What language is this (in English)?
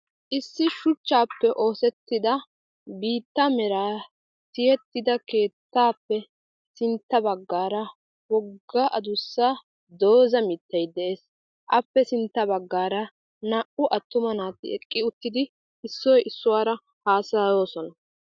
Wolaytta